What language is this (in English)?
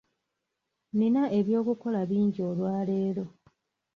Ganda